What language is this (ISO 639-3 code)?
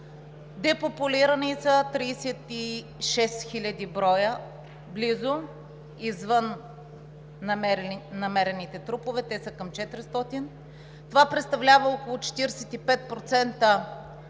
bul